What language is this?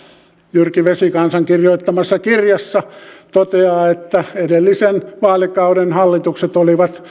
Finnish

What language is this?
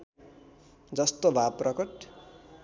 Nepali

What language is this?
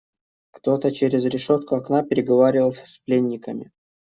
Russian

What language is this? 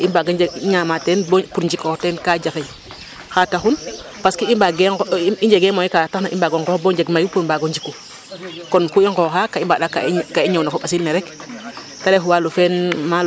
Serer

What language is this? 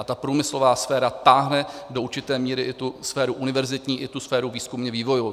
Czech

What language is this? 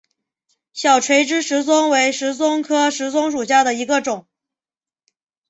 Chinese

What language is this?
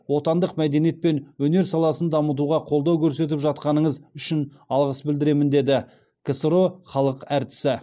Kazakh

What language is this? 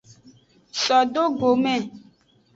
Aja (Benin)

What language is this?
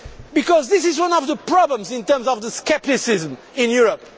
English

